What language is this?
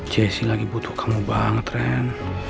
Indonesian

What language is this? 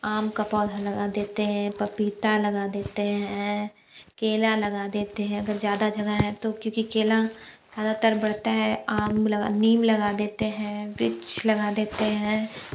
Hindi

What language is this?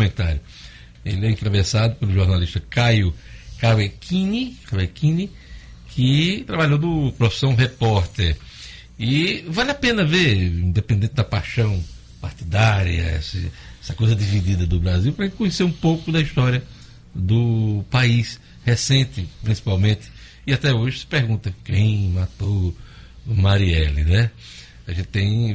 Portuguese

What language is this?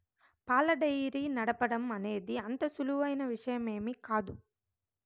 Telugu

